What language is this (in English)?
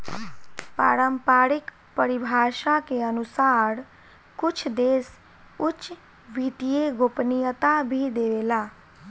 Bhojpuri